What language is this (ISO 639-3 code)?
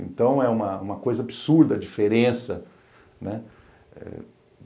por